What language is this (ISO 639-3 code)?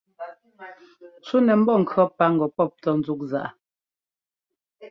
jgo